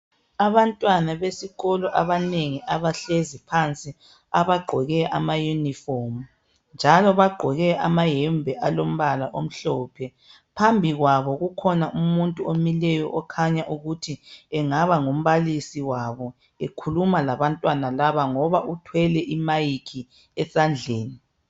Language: North Ndebele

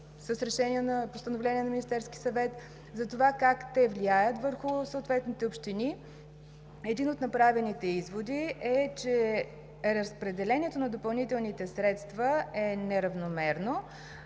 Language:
Bulgarian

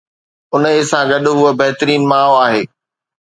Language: Sindhi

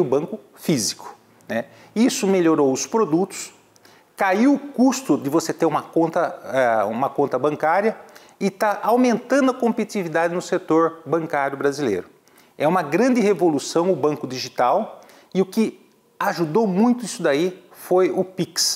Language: Portuguese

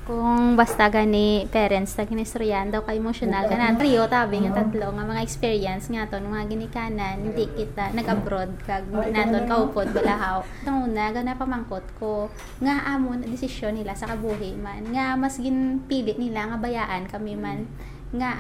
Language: Filipino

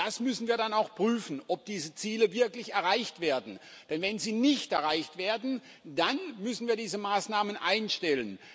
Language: German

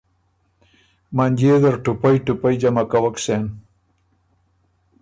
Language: Ormuri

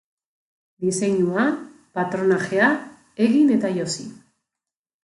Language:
Basque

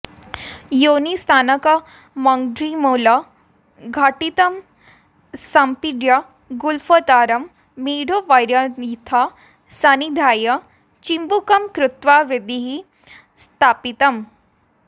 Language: Sanskrit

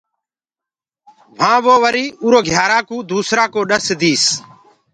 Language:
Gurgula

